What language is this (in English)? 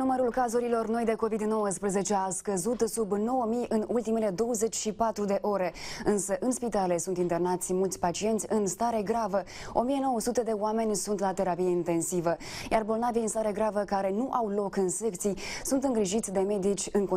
Romanian